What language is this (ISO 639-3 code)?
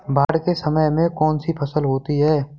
hin